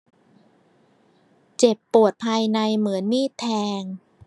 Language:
Thai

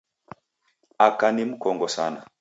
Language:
Taita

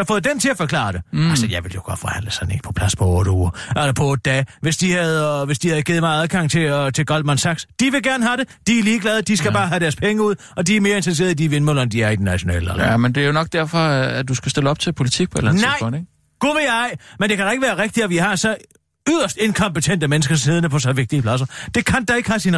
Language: Danish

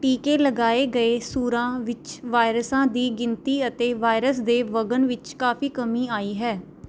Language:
Punjabi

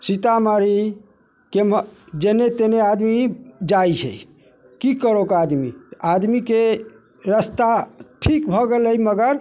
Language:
Maithili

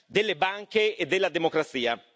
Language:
Italian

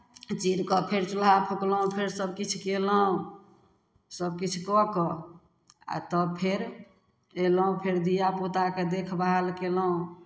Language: Maithili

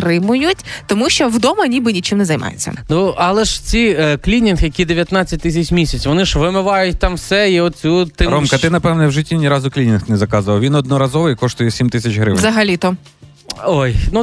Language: Ukrainian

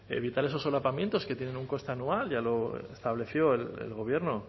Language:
Spanish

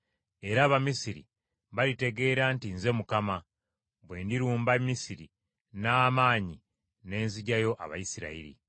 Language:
Ganda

